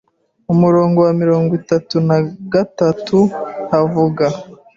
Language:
Kinyarwanda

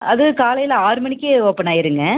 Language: Tamil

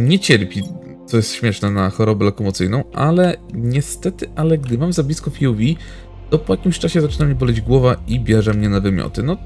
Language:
Polish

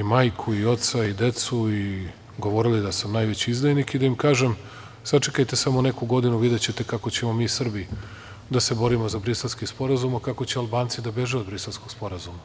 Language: Serbian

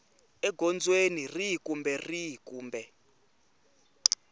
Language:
Tsonga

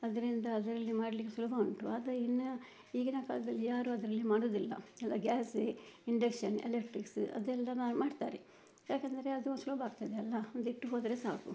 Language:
Kannada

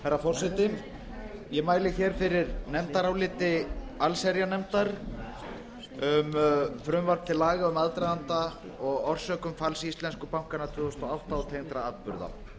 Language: Icelandic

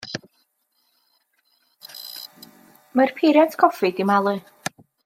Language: Welsh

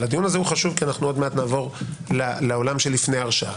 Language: Hebrew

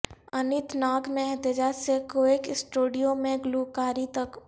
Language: Urdu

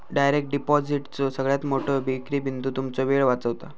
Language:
Marathi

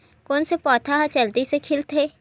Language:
Chhattisgarhi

